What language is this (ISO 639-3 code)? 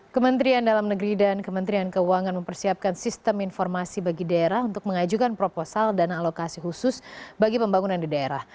ind